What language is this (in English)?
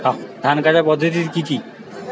Bangla